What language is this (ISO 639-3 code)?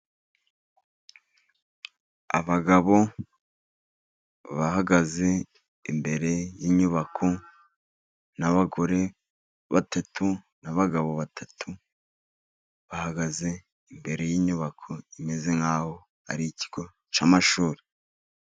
kin